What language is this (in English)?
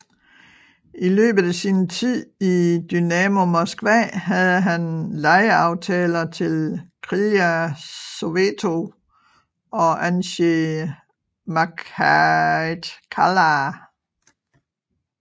Danish